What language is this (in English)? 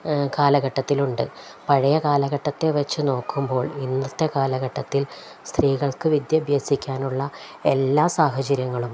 Malayalam